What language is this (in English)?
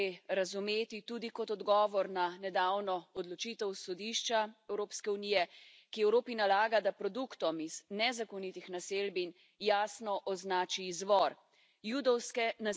Slovenian